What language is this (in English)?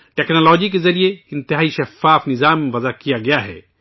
Urdu